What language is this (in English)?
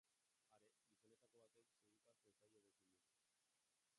Basque